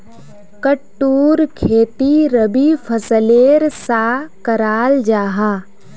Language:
Magahi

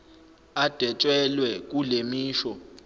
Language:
Zulu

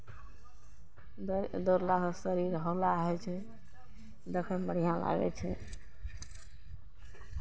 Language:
Maithili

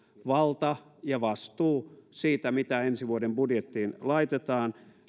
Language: Finnish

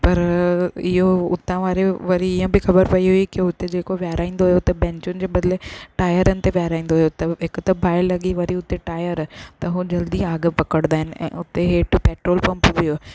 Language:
Sindhi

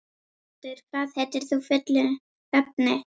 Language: Icelandic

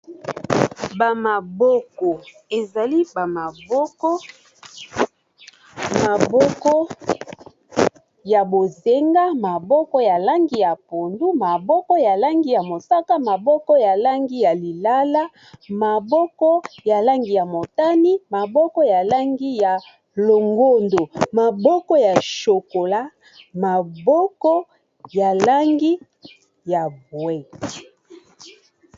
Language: Lingala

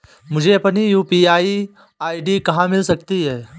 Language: Hindi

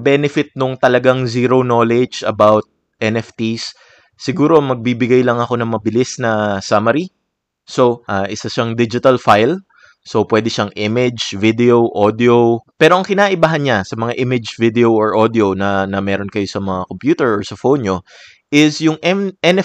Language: Filipino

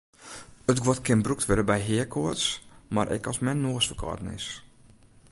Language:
Western Frisian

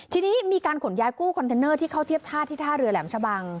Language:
Thai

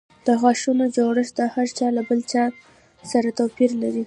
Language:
Pashto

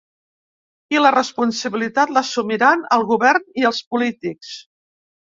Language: Catalan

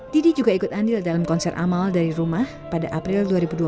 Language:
Indonesian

